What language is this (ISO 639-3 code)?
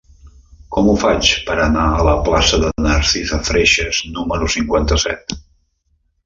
cat